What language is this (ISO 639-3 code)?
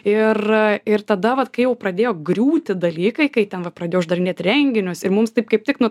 lit